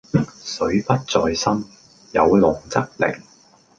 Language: Cantonese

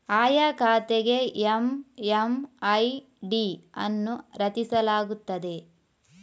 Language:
Kannada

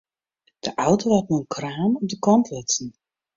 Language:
Western Frisian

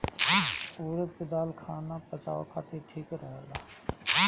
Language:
Bhojpuri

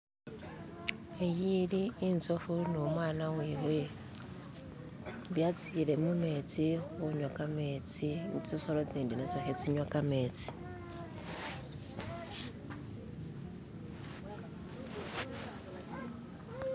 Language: Masaaba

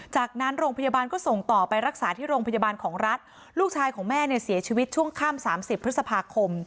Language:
Thai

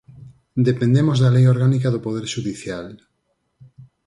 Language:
Galician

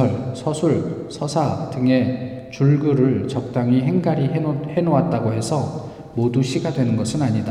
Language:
Korean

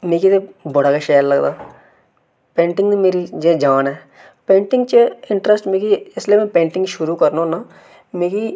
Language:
Dogri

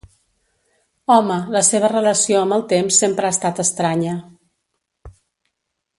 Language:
Catalan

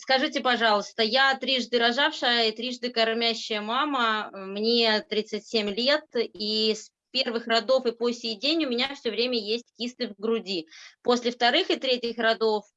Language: Russian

